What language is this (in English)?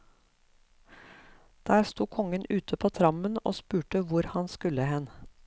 Norwegian